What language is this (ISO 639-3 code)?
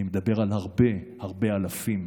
heb